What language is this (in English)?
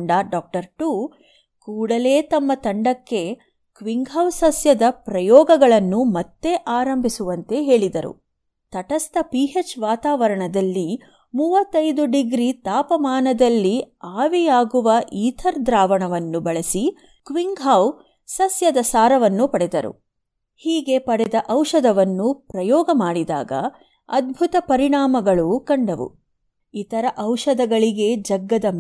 Kannada